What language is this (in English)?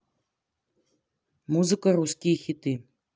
Russian